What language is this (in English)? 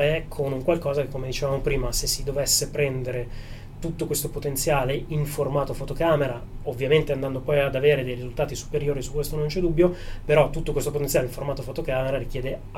Italian